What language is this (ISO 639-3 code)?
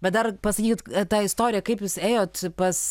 lit